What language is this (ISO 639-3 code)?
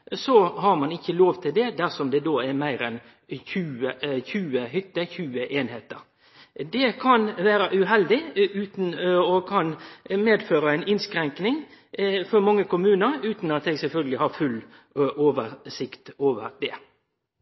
nno